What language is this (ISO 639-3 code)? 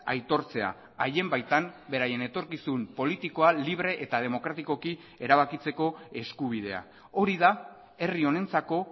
eus